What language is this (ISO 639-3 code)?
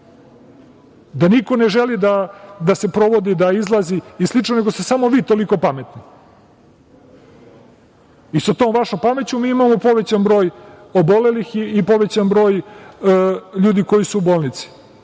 srp